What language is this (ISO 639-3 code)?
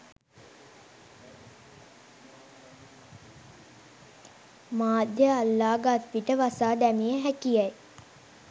sin